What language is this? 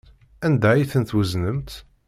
Kabyle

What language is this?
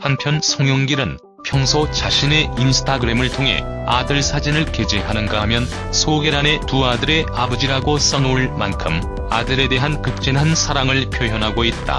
Korean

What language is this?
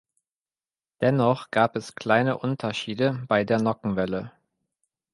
German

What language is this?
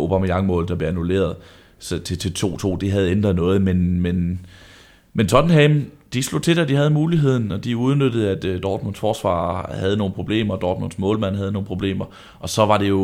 Danish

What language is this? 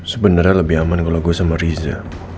Indonesian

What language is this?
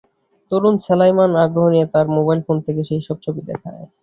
Bangla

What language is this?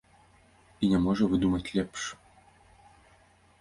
Belarusian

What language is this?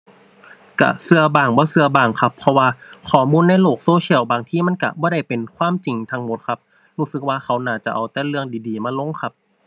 Thai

